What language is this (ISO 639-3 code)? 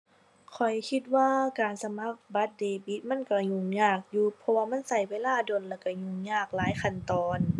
tha